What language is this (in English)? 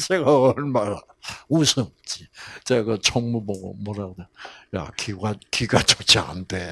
Korean